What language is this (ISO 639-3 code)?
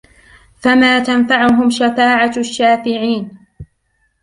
ara